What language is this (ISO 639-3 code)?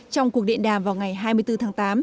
vie